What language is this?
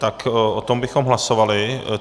Czech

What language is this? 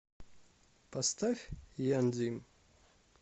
Russian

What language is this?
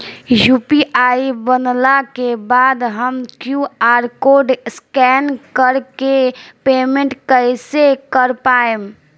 Bhojpuri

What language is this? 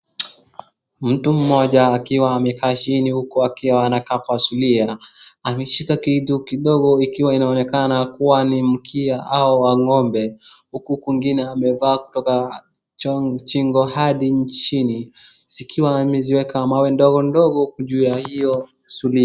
Swahili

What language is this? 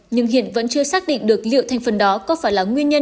Vietnamese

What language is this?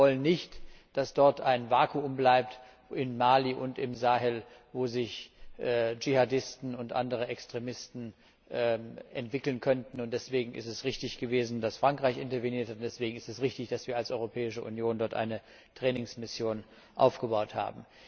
German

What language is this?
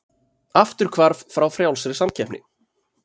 Icelandic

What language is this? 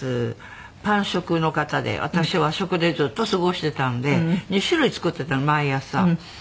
Japanese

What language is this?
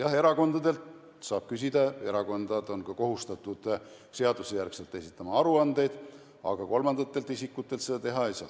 Estonian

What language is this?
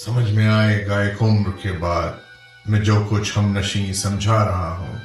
Urdu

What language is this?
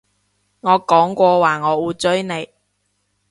Cantonese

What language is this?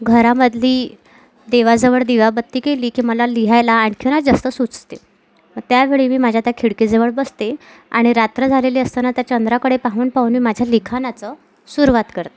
Marathi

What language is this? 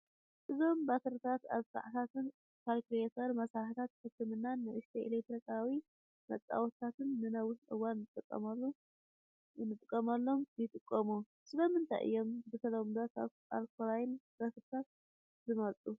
Tigrinya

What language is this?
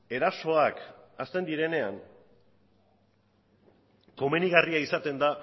Basque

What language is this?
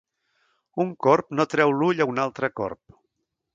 Catalan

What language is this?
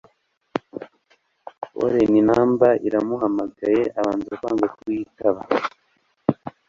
Kinyarwanda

